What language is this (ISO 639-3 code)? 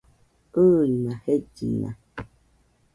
hux